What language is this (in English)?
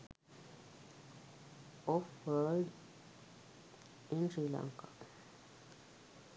Sinhala